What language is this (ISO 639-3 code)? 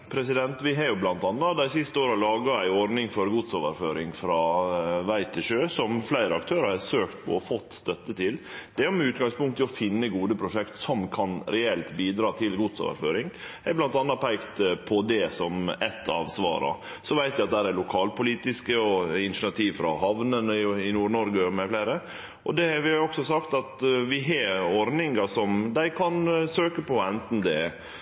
nno